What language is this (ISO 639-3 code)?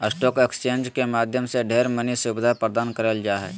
mag